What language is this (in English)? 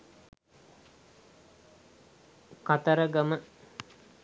Sinhala